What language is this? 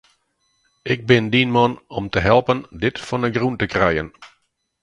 Western Frisian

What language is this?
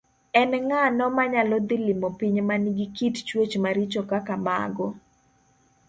Luo (Kenya and Tanzania)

